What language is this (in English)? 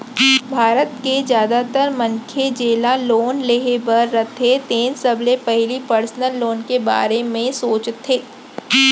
Chhattisgarhi